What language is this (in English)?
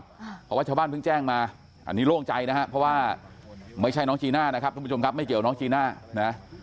Thai